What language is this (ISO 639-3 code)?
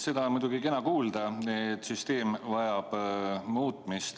est